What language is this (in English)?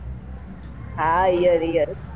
Gujarati